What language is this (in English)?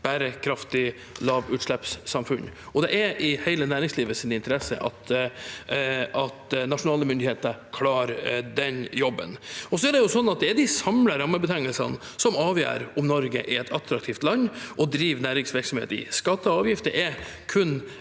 Norwegian